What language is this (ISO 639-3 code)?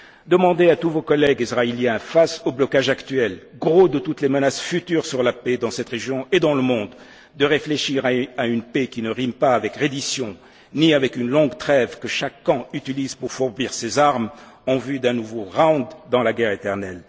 fra